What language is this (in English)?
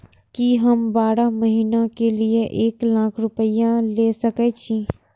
Maithili